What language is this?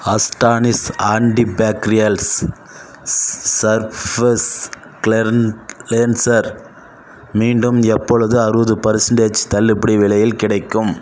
Tamil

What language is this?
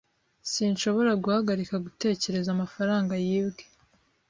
Kinyarwanda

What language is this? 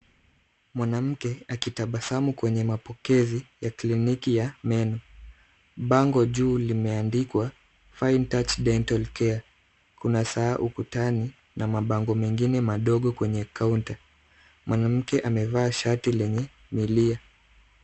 Swahili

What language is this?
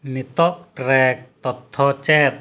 Santali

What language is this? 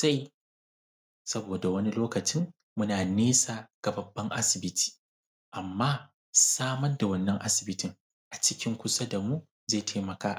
Hausa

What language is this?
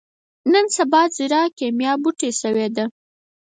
Pashto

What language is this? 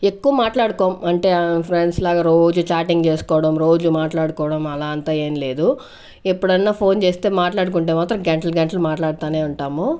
Telugu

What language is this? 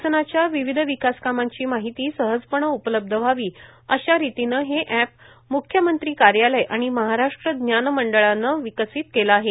Marathi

